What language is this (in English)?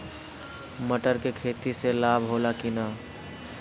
Bhojpuri